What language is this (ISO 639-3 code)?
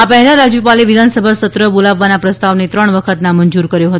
guj